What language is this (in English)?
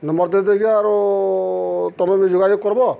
Odia